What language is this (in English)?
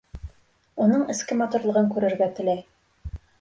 Bashkir